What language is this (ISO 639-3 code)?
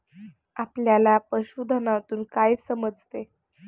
mar